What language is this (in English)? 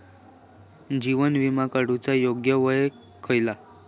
Marathi